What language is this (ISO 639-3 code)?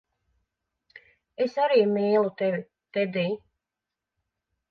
lav